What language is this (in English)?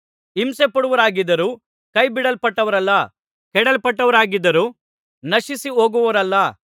Kannada